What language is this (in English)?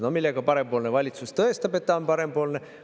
Estonian